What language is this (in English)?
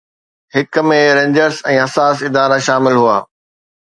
Sindhi